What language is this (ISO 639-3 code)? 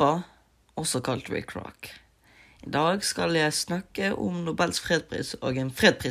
amh